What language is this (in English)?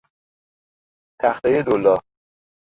Persian